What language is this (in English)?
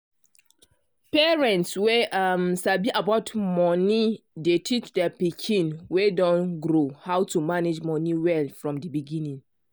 Nigerian Pidgin